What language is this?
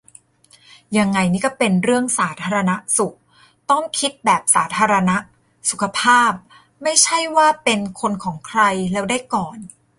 Thai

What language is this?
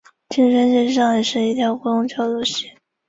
Chinese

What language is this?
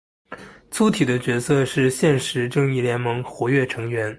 Chinese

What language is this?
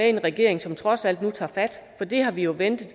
Danish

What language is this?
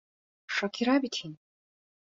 Bashkir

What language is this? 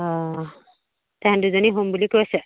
Assamese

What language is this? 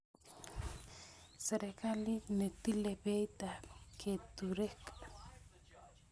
Kalenjin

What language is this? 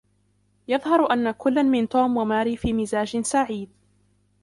Arabic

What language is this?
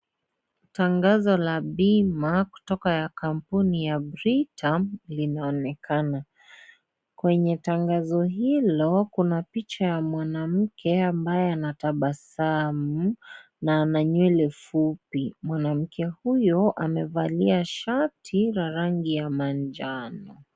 Swahili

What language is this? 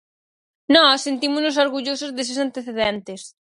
Galician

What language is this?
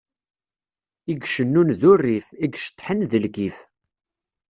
Kabyle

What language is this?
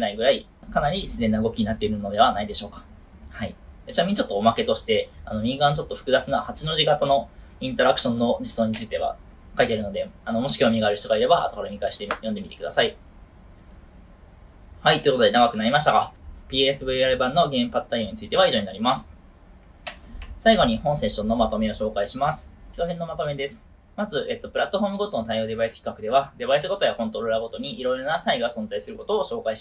Japanese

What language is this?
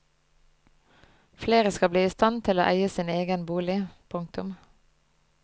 Norwegian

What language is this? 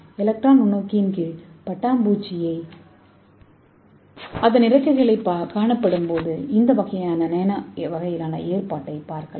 Tamil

